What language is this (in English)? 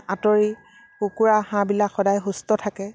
Assamese